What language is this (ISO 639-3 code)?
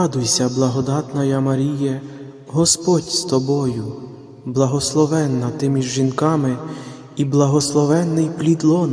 ukr